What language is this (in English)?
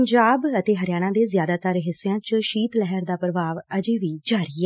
Punjabi